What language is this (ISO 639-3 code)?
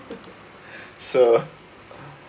eng